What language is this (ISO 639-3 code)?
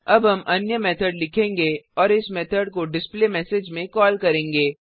hin